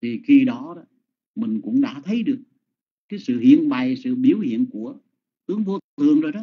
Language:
Vietnamese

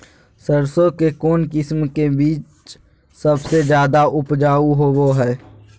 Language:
Magahi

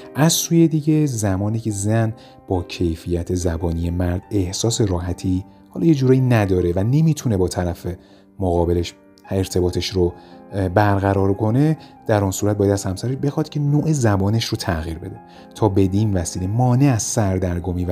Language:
Persian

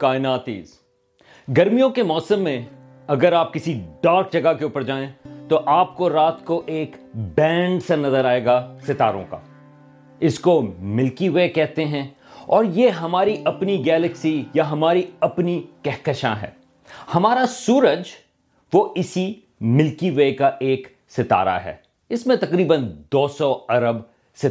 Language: Urdu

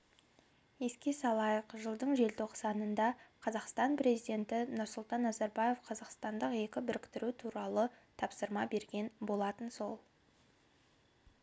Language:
Kazakh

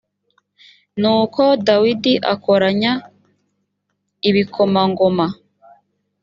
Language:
Kinyarwanda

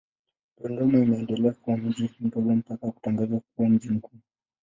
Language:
Swahili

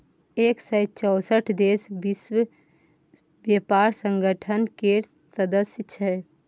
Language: Maithili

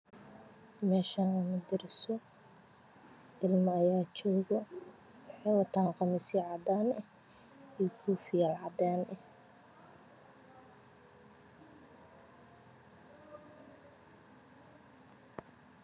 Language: Somali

